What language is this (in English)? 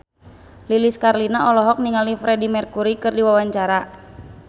Sundanese